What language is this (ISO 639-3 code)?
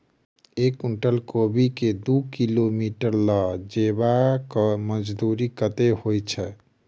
mai